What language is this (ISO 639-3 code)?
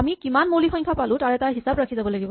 asm